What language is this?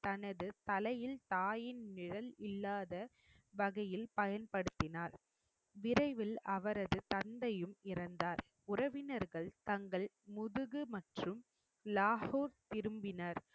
Tamil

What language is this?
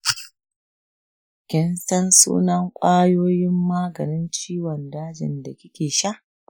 Hausa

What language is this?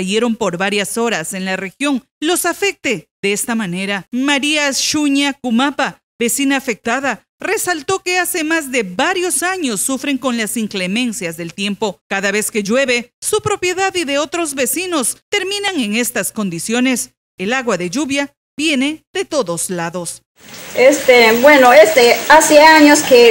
Spanish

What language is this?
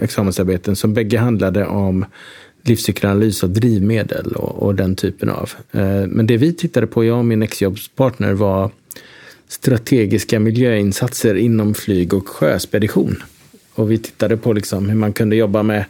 Swedish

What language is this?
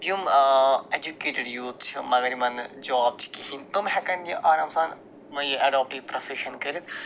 Kashmiri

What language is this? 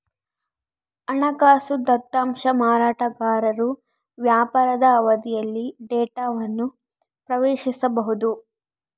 Kannada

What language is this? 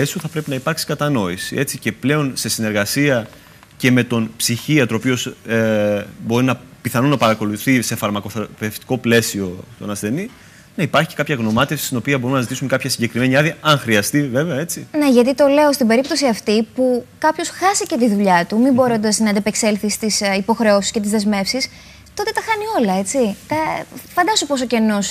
Greek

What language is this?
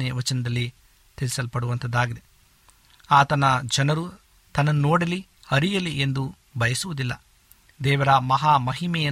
Kannada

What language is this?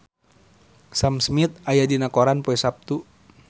Sundanese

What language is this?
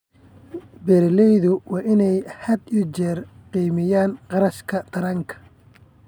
Somali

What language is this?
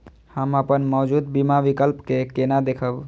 Maithili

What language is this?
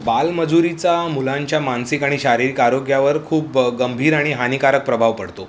Marathi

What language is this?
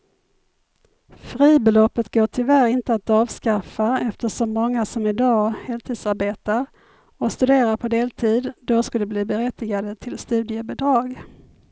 Swedish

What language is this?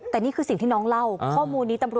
Thai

